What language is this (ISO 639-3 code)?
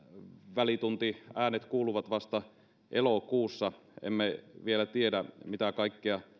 fin